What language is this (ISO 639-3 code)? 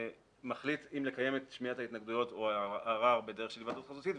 heb